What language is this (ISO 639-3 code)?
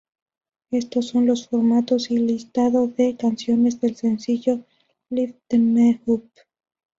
spa